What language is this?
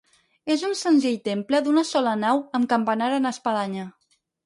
Catalan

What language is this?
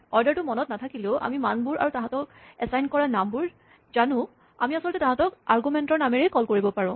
Assamese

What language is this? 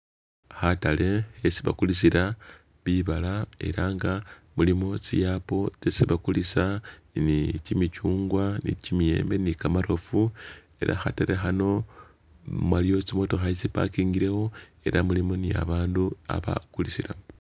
Masaaba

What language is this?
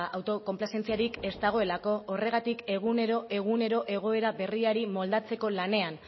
Basque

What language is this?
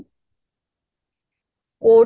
Odia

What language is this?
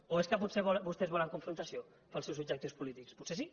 Catalan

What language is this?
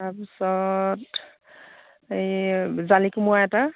Assamese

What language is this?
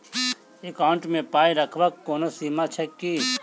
Maithili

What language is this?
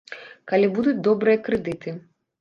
Belarusian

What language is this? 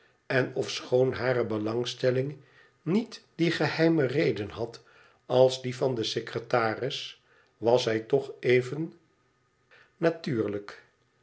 Dutch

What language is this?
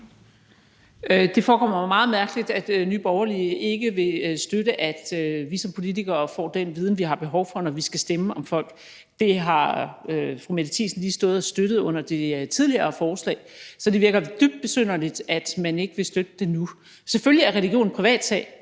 Danish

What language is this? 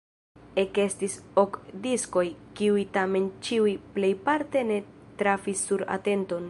Esperanto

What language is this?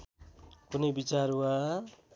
Nepali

